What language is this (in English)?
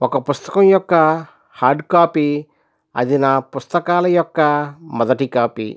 Telugu